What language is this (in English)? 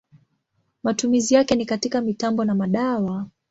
Swahili